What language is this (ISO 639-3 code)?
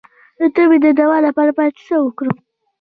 pus